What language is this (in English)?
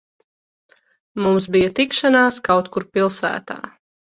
Latvian